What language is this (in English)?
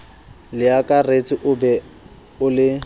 Southern Sotho